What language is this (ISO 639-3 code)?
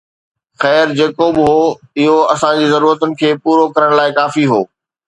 snd